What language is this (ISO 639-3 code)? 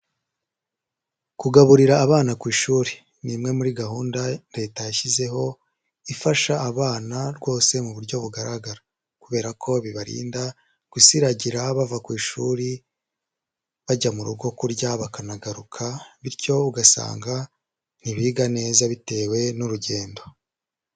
kin